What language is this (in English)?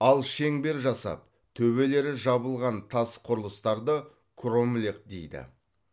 Kazakh